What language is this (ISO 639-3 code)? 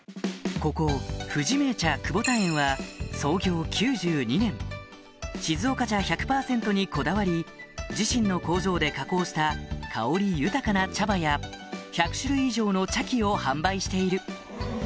jpn